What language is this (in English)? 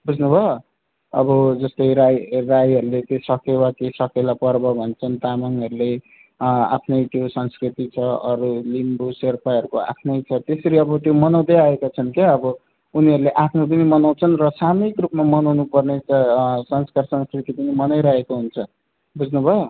Nepali